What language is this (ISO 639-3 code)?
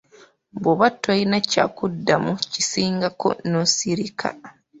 lug